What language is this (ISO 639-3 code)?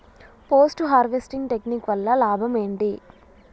tel